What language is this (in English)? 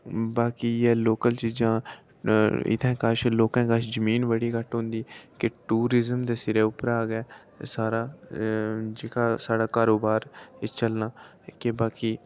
Dogri